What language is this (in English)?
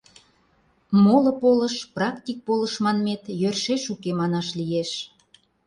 Mari